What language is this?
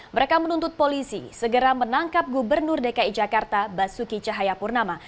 Indonesian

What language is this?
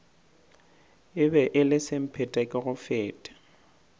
Northern Sotho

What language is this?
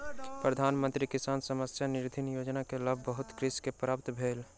Maithili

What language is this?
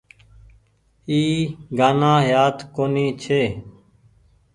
Goaria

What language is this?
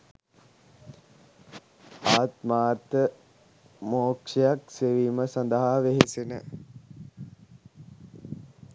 Sinhala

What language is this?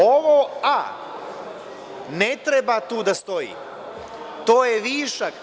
Serbian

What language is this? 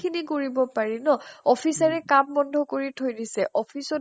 Assamese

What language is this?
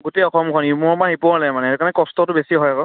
Assamese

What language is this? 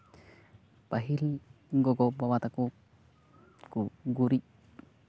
Santali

